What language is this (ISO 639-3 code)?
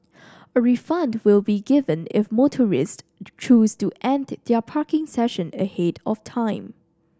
eng